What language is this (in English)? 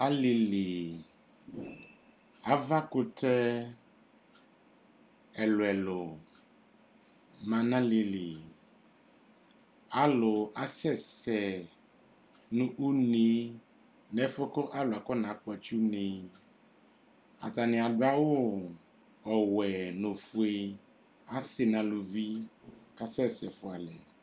Ikposo